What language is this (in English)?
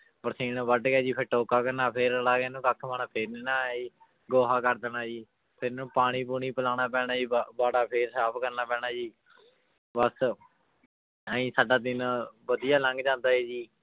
Punjabi